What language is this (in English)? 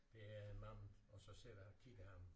Danish